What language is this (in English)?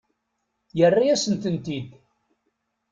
Kabyle